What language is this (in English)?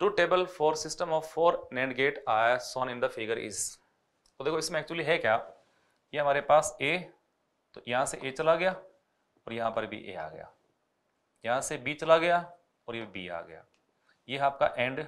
Hindi